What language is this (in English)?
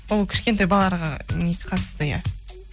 Kazakh